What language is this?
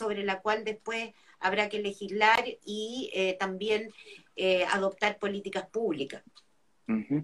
Spanish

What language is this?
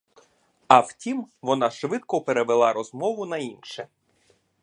Ukrainian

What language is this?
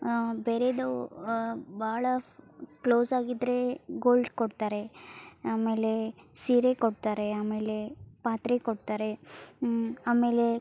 Kannada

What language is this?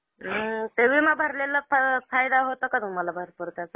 Marathi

